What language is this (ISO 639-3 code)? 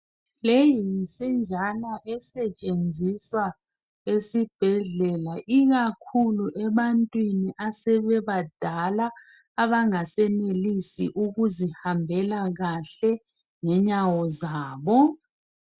nde